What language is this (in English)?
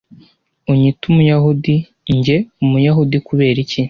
Kinyarwanda